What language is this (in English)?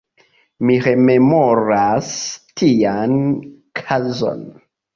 Esperanto